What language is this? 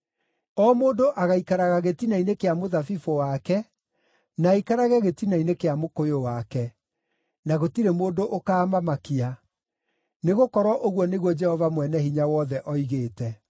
Kikuyu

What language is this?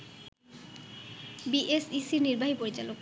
Bangla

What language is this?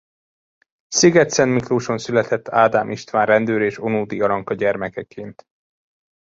Hungarian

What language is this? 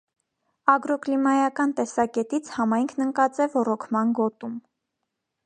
Armenian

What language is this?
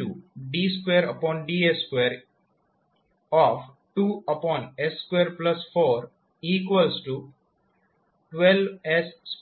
Gujarati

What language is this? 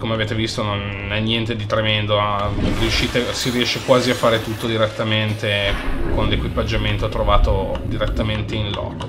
Italian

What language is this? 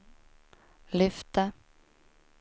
Swedish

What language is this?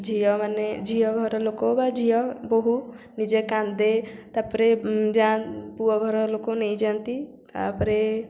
Odia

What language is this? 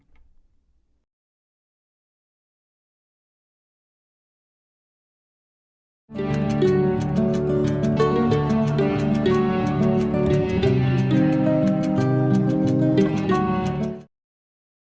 Vietnamese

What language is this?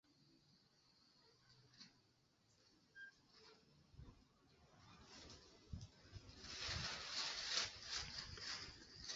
Western Highland Purepecha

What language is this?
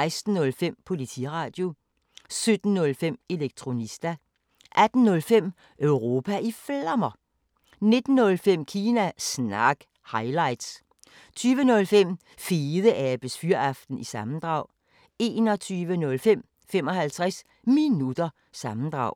Danish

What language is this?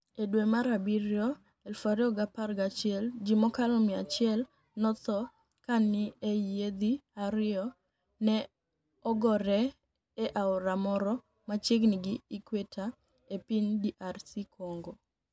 Luo (Kenya and Tanzania)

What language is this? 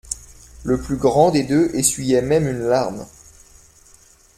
French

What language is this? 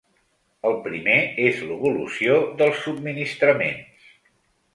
Catalan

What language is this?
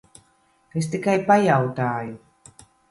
Latvian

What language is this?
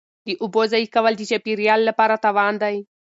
Pashto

